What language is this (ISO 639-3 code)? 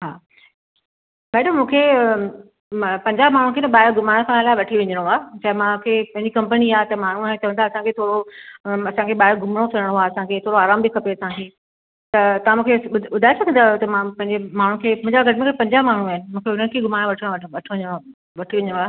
snd